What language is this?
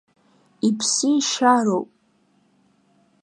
Abkhazian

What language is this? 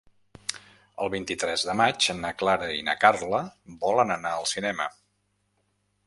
Catalan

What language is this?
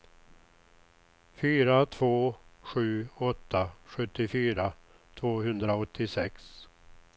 Swedish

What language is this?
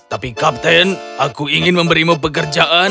Indonesian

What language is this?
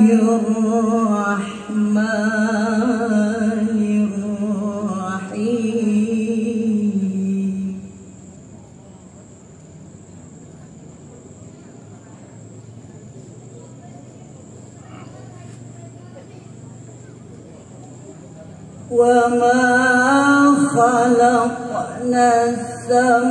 Arabic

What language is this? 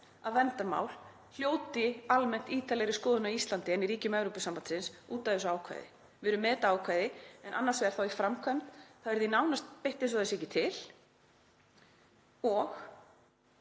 Icelandic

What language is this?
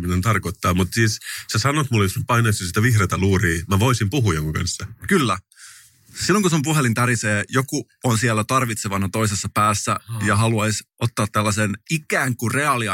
Finnish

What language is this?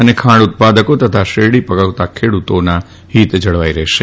Gujarati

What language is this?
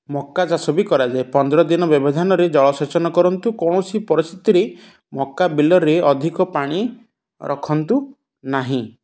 Odia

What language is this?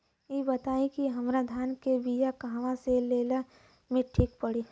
Bhojpuri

